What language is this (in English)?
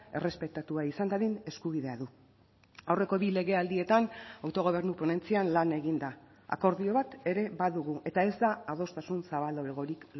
Basque